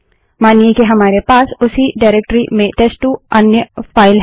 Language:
Hindi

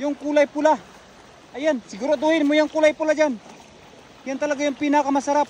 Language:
Filipino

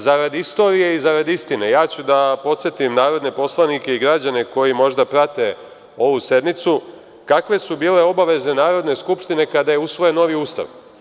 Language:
Serbian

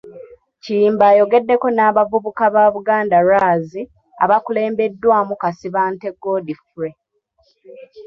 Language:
Ganda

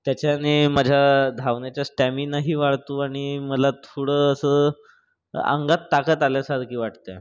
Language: Marathi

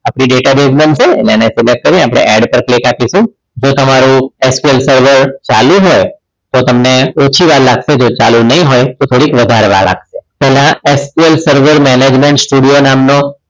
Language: Gujarati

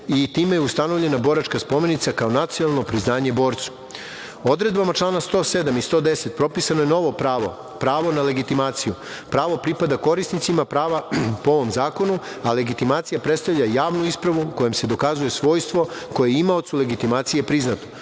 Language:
Serbian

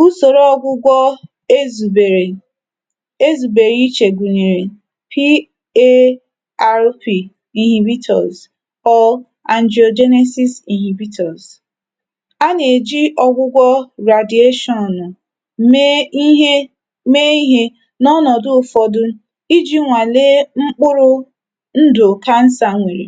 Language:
Igbo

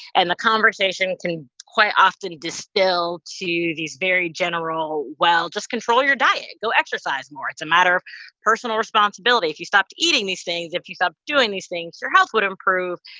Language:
English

